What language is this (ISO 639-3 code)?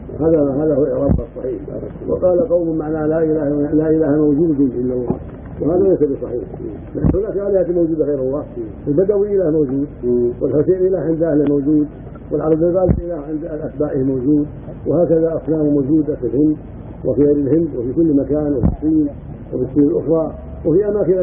ara